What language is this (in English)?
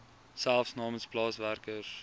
Afrikaans